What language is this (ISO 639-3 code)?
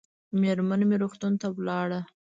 pus